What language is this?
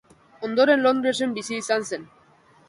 Basque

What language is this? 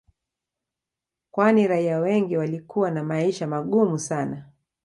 Swahili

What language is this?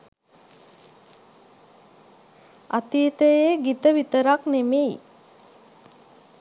Sinhala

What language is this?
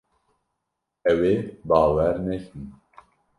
Kurdish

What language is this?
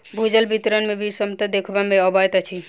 Maithili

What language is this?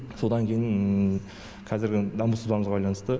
Kazakh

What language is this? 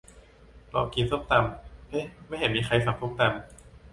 Thai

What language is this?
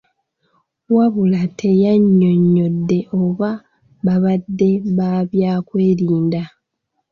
Ganda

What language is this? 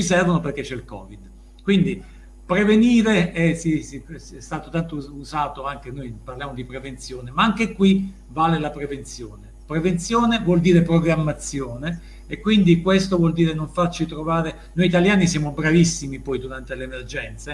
Italian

